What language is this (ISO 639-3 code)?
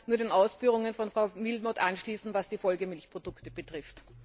deu